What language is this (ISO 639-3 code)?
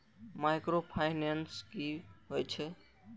mai